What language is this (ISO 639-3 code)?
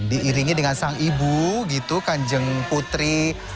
ind